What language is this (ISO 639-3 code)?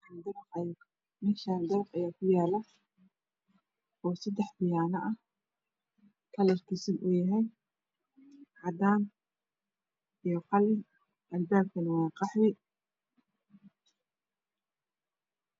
som